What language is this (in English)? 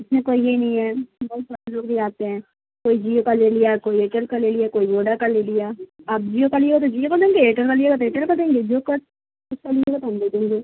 Urdu